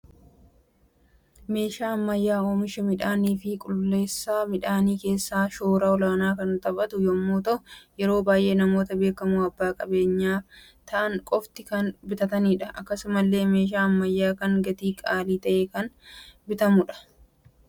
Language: Oromo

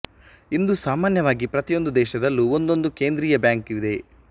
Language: Kannada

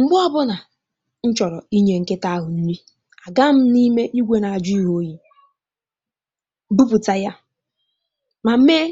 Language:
Igbo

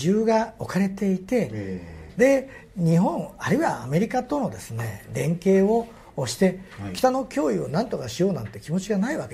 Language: Japanese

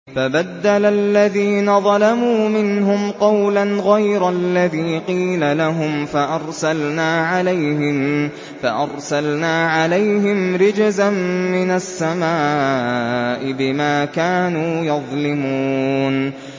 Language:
Arabic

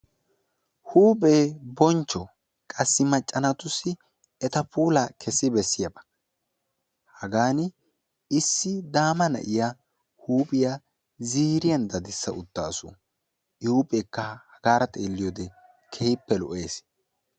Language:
Wolaytta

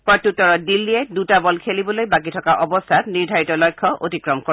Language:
Assamese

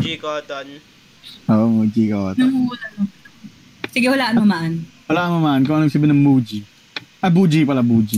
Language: Filipino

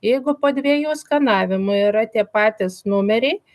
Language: Lithuanian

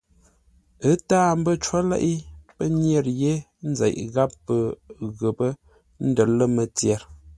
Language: Ngombale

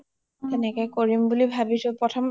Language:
Assamese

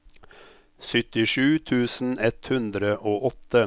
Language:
Norwegian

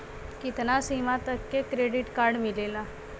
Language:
Bhojpuri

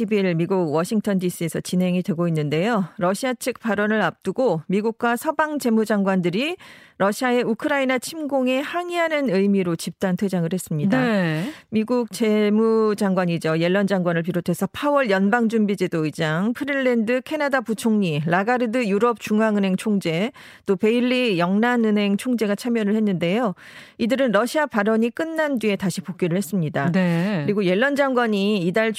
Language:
Korean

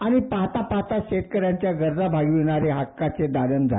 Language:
Marathi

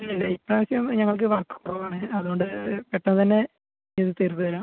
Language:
Malayalam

